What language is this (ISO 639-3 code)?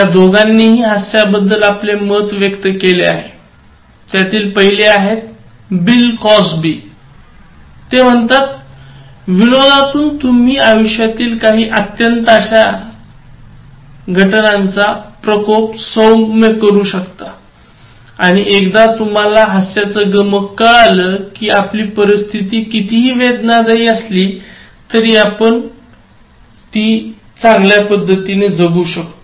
mar